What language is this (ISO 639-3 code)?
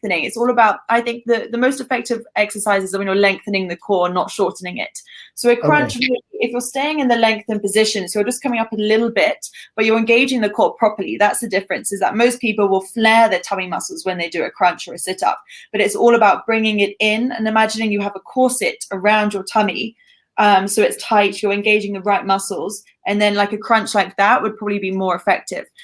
eng